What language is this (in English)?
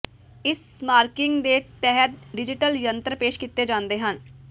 Punjabi